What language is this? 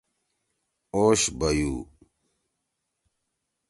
Torwali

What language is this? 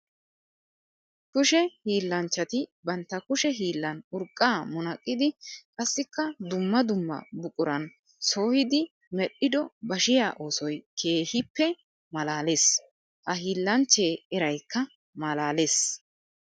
Wolaytta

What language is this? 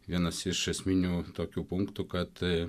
Lithuanian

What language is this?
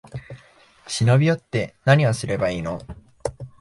Japanese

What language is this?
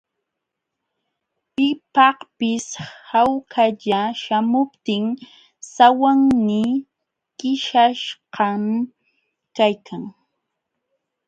Jauja Wanca Quechua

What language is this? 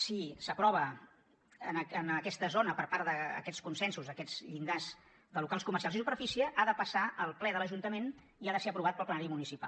Catalan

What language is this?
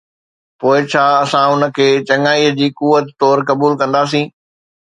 Sindhi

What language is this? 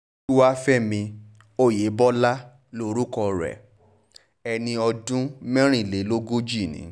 Yoruba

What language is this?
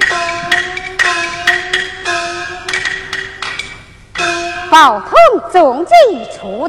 Chinese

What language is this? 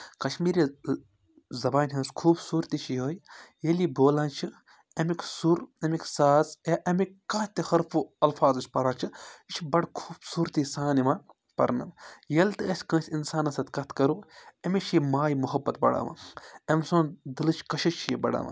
Kashmiri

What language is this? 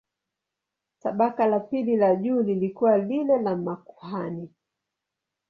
Swahili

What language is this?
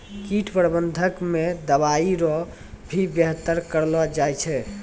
Maithili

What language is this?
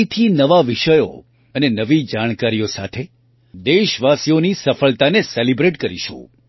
Gujarati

